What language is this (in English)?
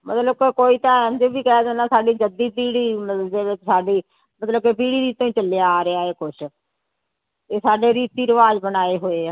Punjabi